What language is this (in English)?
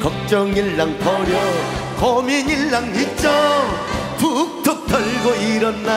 Korean